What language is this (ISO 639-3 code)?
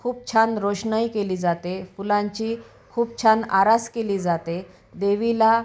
mar